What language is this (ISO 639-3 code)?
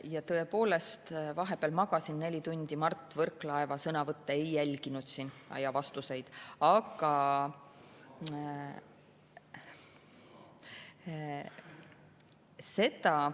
est